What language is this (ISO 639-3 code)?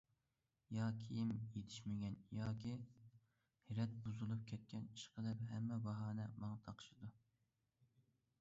uig